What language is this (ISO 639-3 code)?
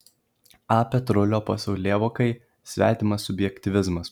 lit